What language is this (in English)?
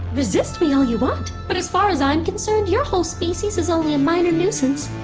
English